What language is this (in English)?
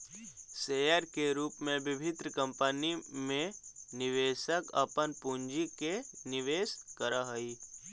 Magahi